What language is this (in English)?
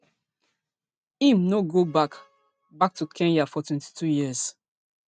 Nigerian Pidgin